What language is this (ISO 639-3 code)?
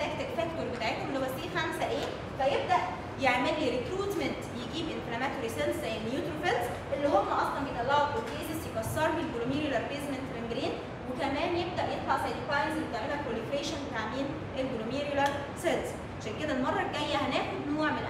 ara